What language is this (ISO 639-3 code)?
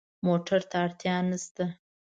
pus